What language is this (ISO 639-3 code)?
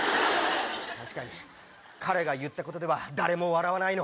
jpn